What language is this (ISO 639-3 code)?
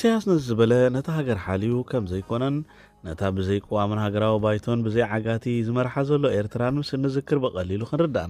ara